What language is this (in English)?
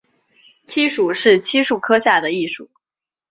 Chinese